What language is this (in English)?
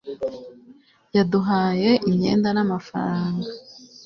Kinyarwanda